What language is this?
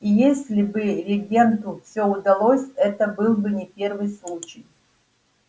Russian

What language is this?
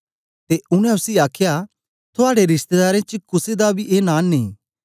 Dogri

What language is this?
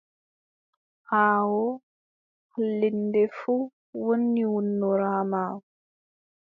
Adamawa Fulfulde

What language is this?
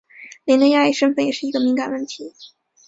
Chinese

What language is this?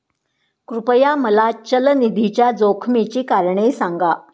Marathi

